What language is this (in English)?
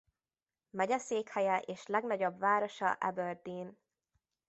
Hungarian